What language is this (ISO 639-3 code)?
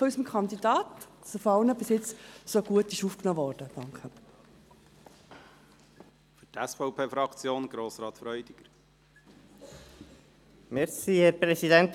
gsw